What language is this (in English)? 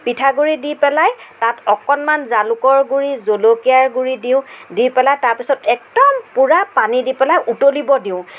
Assamese